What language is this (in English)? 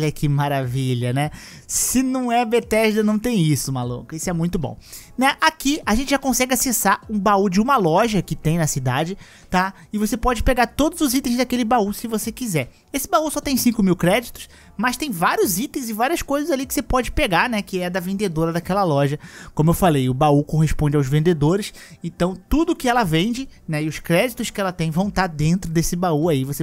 Portuguese